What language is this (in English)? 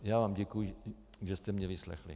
Czech